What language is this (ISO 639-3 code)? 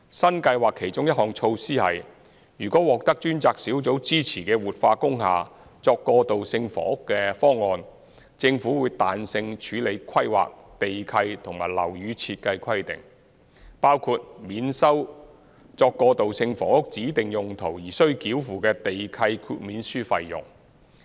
yue